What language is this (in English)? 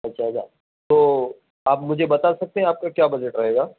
Urdu